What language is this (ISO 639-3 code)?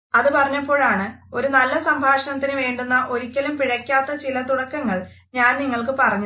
mal